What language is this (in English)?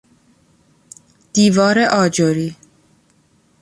Persian